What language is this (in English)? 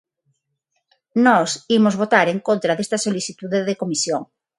Galician